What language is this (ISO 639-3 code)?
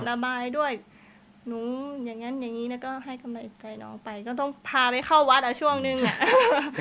tha